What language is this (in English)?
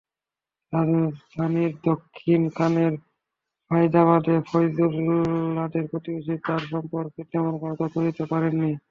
Bangla